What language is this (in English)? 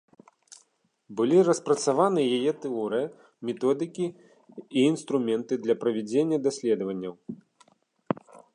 Belarusian